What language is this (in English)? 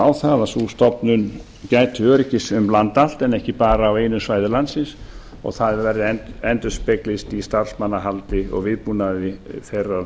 Icelandic